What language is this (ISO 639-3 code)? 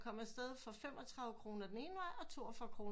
dan